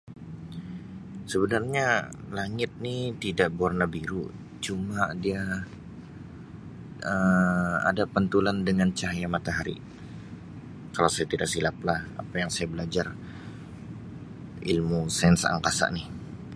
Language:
Sabah Malay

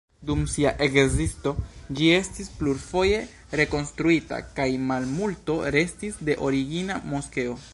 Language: Esperanto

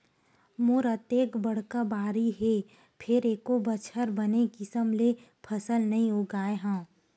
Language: Chhattisgarhi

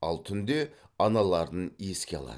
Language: Kazakh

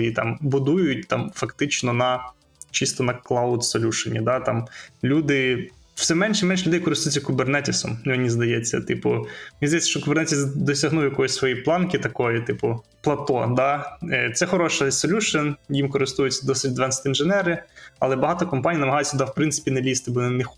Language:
Ukrainian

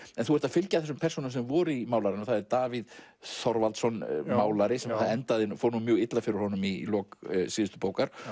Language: Icelandic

